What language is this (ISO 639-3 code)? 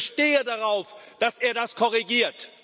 deu